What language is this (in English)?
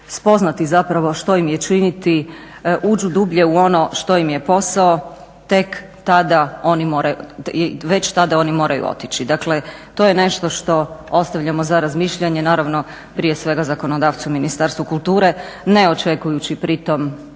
Croatian